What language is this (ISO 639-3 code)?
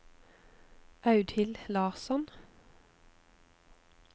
nor